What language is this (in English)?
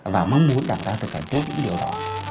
Vietnamese